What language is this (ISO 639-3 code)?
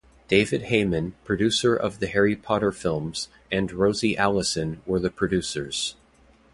eng